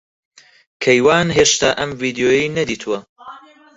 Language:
Central Kurdish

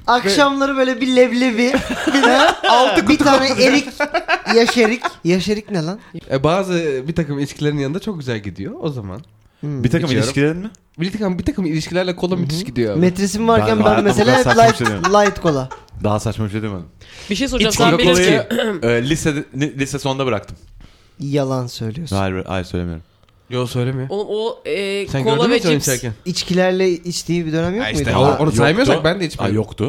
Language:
Turkish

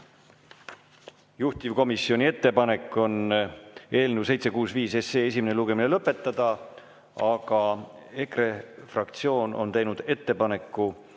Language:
Estonian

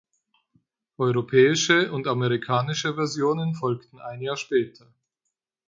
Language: German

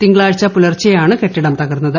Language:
Malayalam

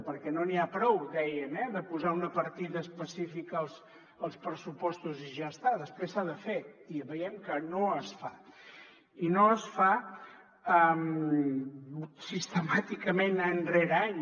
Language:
Catalan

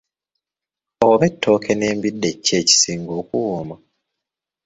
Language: Ganda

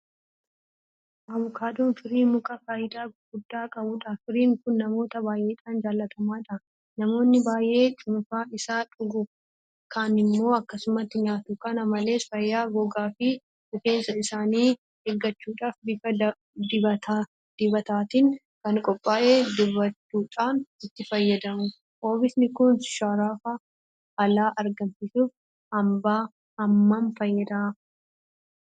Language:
Oromo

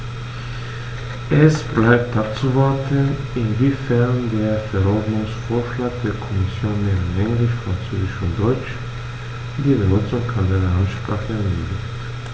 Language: German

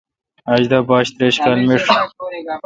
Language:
Kalkoti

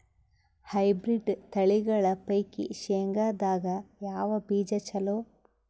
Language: Kannada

